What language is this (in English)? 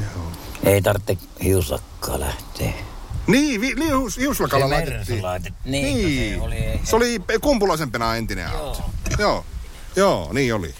Finnish